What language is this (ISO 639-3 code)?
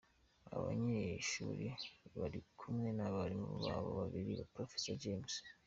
kin